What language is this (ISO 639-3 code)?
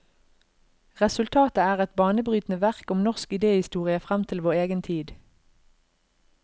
nor